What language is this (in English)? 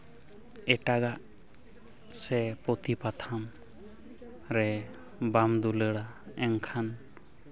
Santali